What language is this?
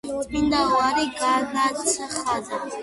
Georgian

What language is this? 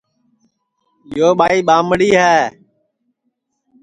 Sansi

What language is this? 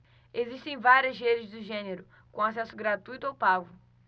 Portuguese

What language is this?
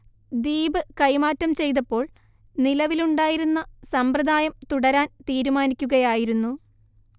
Malayalam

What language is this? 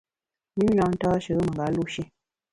Bamun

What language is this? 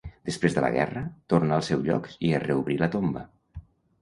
Catalan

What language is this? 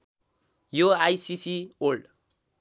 Nepali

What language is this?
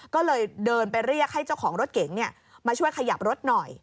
Thai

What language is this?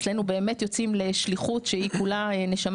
Hebrew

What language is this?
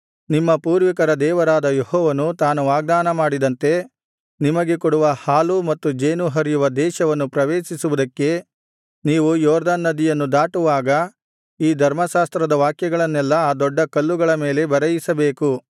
Kannada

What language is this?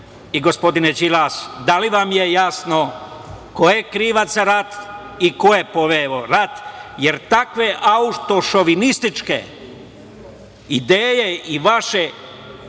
Serbian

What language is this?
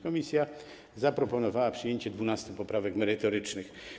Polish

